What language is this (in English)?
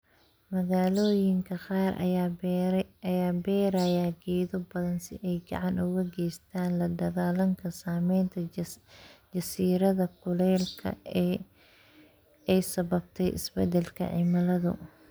Somali